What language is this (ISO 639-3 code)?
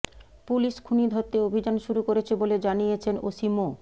ben